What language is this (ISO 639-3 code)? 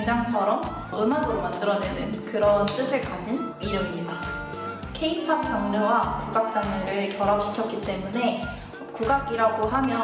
kor